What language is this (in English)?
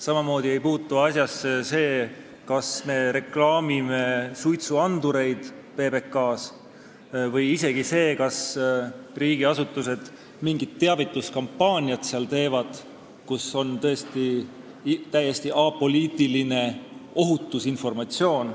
Estonian